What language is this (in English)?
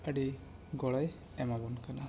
Santali